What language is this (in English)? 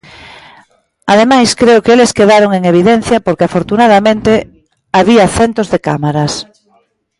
Galician